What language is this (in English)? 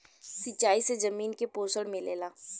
Bhojpuri